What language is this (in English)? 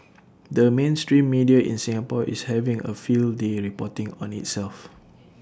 English